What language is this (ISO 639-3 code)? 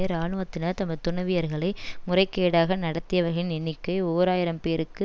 tam